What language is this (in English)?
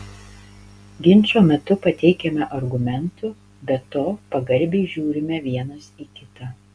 Lithuanian